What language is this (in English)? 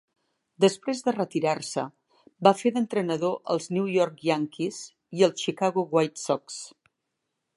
Catalan